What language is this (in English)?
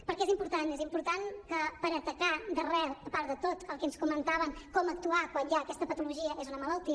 Catalan